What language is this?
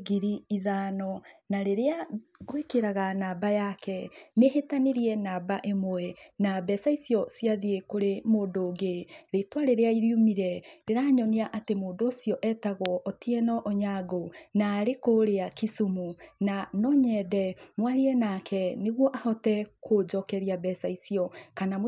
Kikuyu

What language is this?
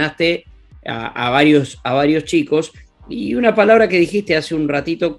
Spanish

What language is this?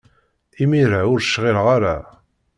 Kabyle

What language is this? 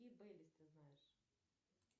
Russian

